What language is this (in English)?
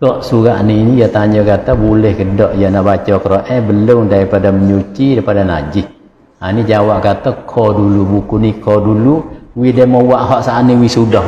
Malay